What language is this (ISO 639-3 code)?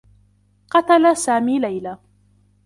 ara